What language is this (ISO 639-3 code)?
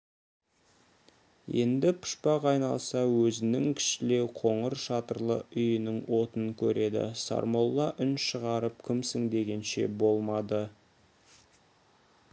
kaz